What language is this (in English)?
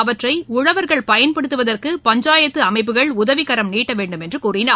Tamil